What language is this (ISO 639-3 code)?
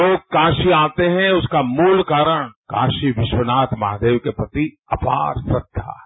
hin